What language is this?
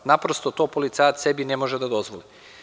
Serbian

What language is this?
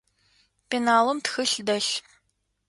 Adyghe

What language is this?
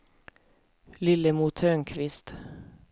Swedish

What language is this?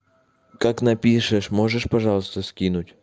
Russian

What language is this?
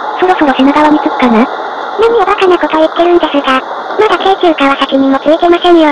Japanese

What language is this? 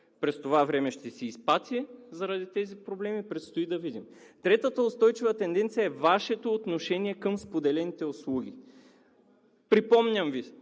Bulgarian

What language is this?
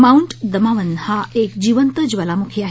Marathi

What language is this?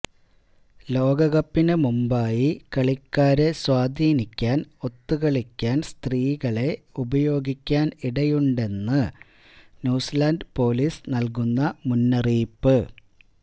Malayalam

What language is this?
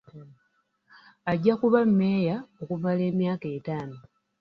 Ganda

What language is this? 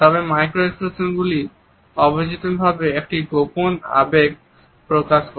Bangla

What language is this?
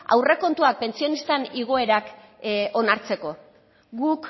Basque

